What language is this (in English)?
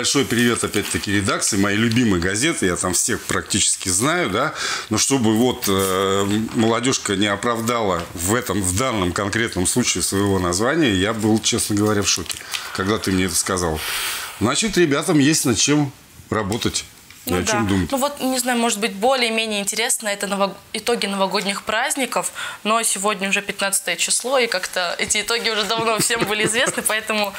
Russian